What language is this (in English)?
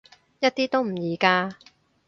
Cantonese